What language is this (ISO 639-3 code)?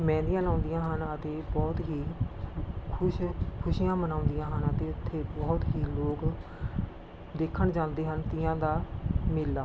pan